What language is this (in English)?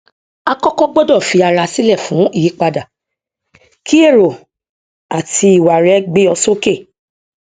Yoruba